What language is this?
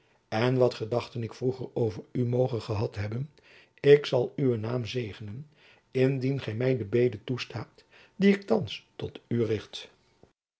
Dutch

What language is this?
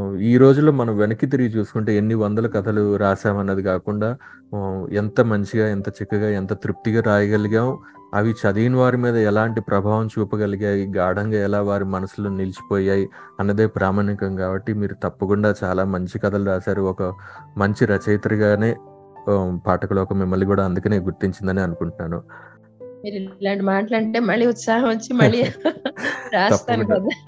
Telugu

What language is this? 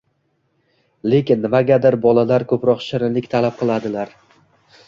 Uzbek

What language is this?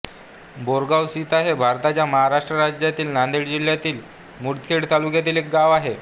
Marathi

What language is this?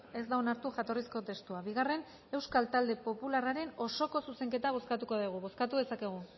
Basque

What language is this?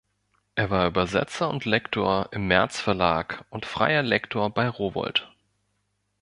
German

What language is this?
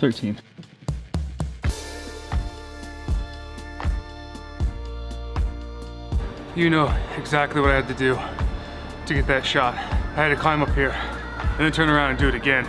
English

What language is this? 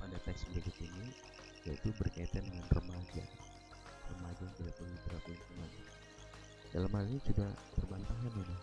Indonesian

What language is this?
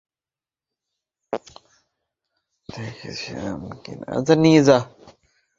Bangla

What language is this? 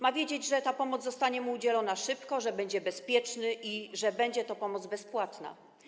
Polish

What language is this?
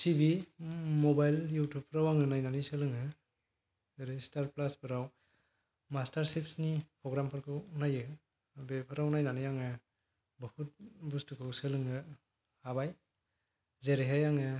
Bodo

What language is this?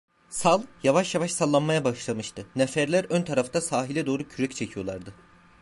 Turkish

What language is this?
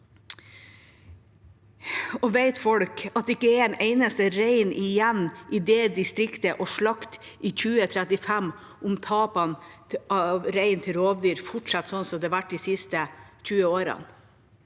Norwegian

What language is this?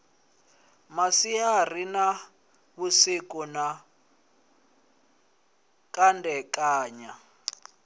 Venda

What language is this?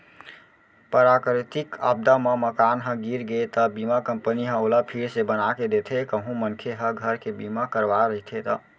Chhattisgarhi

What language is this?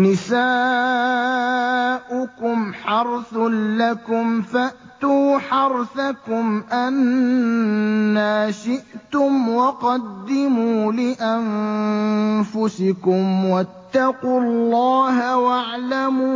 Arabic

